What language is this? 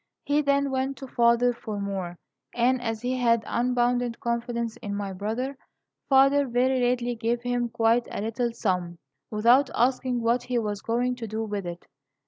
English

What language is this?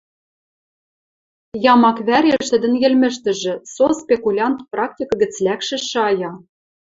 Western Mari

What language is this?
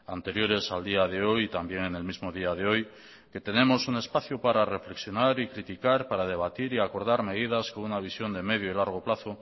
Spanish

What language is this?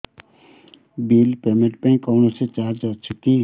Odia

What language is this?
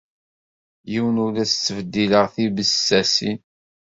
Kabyle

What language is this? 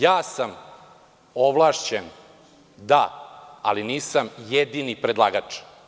Serbian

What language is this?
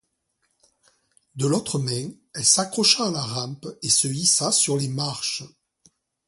French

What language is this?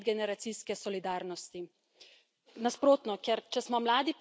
Slovenian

